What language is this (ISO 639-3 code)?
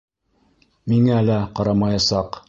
bak